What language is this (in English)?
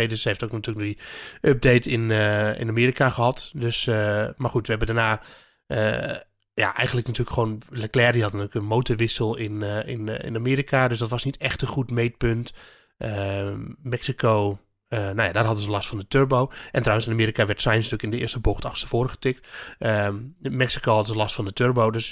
Dutch